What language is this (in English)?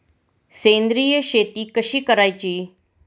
Marathi